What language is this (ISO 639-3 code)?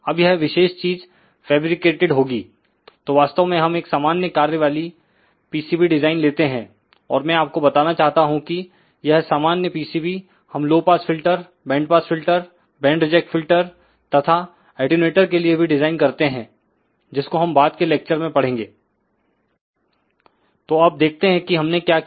hin